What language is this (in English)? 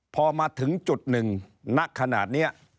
Thai